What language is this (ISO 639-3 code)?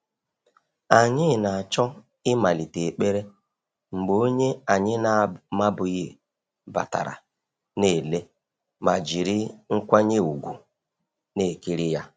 ibo